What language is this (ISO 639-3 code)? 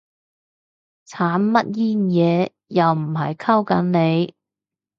yue